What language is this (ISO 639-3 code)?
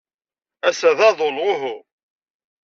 kab